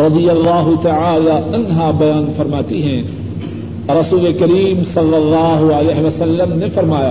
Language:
Urdu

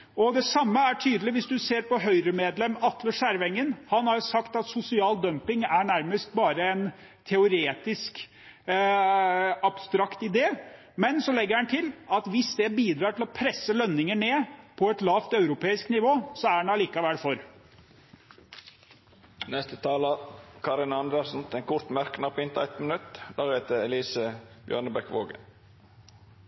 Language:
Norwegian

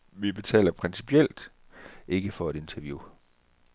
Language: Danish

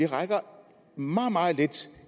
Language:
Danish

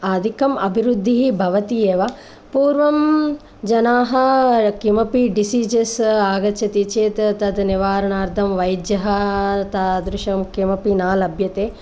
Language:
Sanskrit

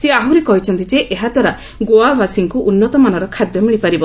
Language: Odia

